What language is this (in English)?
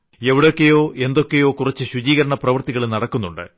Malayalam